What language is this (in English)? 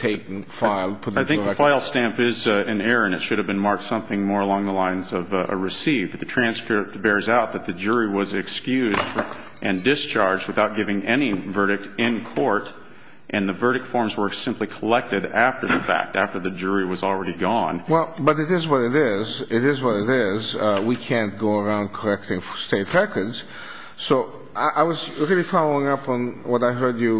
English